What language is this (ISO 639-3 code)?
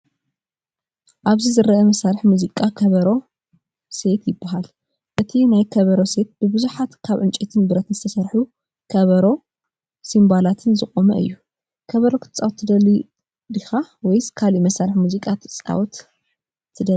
tir